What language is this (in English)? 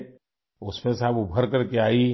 Urdu